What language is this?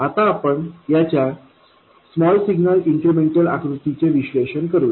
Marathi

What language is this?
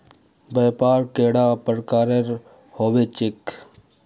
Magahi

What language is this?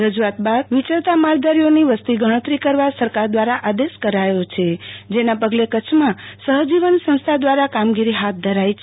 Gujarati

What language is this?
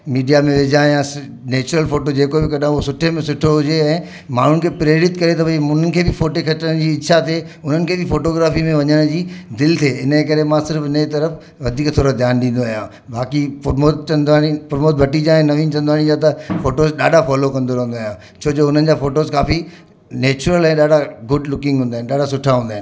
Sindhi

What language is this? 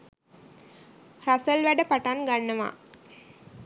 Sinhala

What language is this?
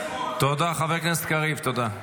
Hebrew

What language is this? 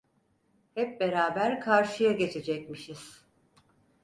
Turkish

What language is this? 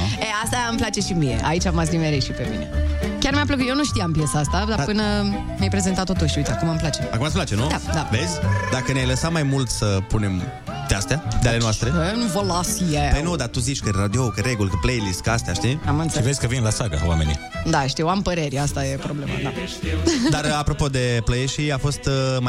Romanian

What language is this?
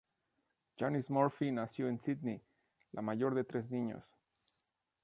Spanish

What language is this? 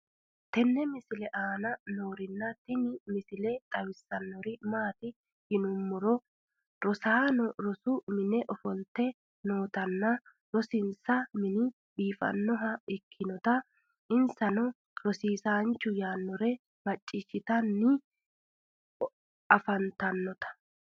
Sidamo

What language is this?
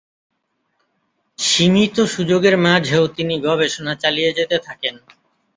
Bangla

